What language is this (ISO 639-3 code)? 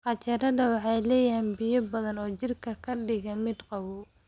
som